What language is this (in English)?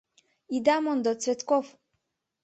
Mari